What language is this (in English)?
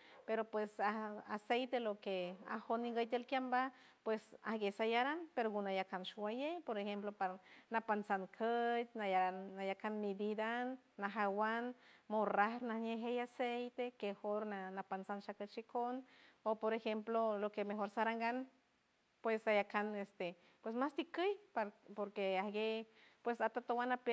San Francisco Del Mar Huave